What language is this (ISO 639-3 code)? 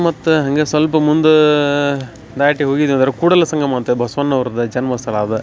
kan